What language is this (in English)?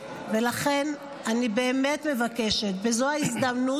Hebrew